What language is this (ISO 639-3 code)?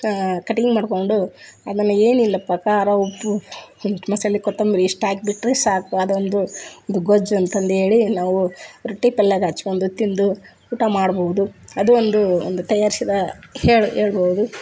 kan